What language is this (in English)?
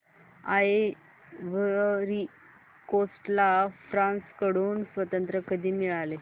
Marathi